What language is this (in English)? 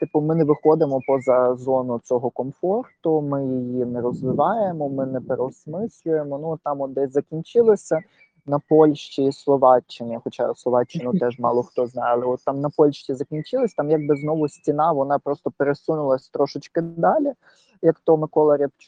Ukrainian